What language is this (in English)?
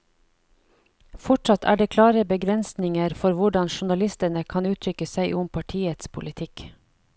Norwegian